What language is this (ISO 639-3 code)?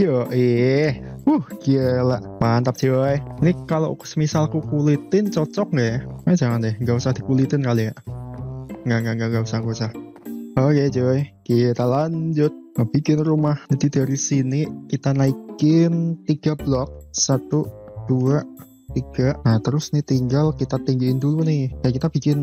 ind